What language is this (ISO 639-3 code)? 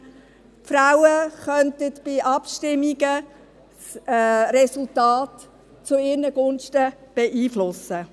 gsw